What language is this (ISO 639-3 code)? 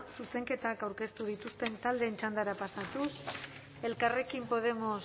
eus